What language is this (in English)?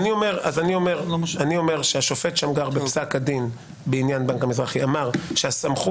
Hebrew